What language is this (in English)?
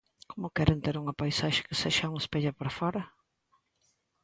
Galician